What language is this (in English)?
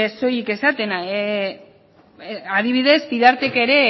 Basque